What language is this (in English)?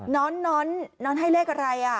Thai